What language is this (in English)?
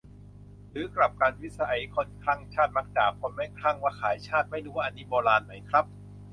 Thai